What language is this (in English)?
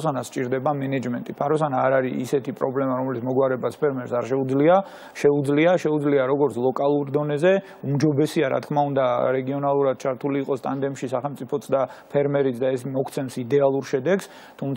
Romanian